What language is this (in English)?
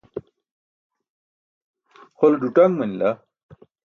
Burushaski